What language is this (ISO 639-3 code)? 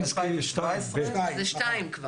heb